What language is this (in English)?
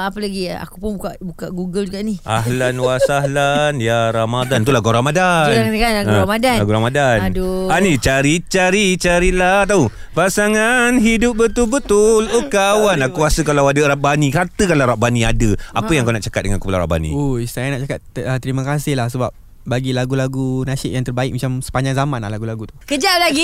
Malay